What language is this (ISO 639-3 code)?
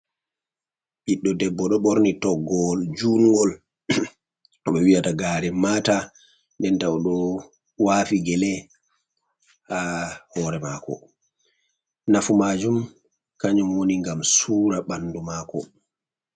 ful